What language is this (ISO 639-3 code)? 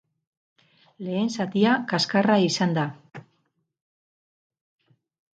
eus